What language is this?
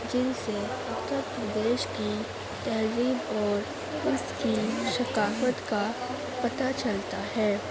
Urdu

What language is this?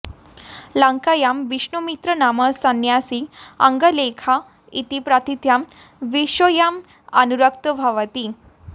Sanskrit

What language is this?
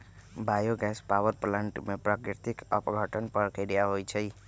Magahi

